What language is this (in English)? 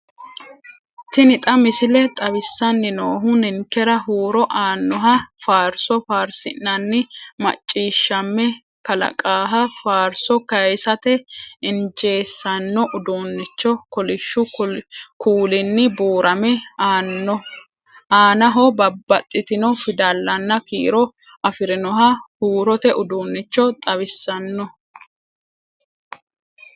Sidamo